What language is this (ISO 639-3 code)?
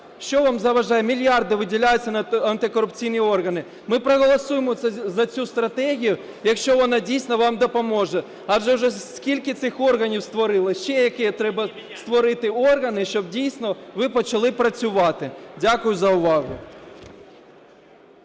ukr